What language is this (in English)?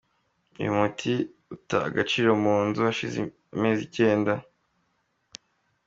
Kinyarwanda